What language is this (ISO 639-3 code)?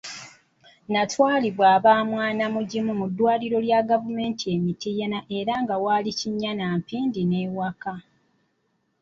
lug